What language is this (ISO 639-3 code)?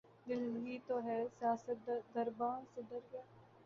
urd